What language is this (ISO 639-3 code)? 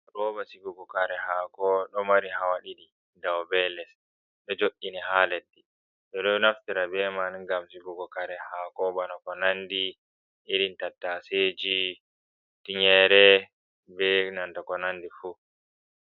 ful